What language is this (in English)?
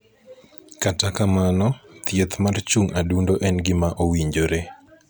Luo (Kenya and Tanzania)